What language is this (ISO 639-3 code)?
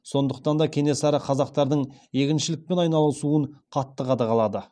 kaz